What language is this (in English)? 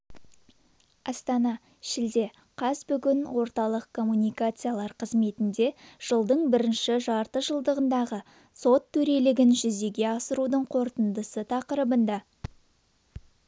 Kazakh